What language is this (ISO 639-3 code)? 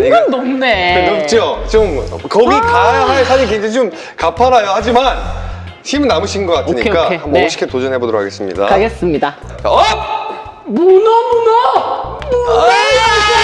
kor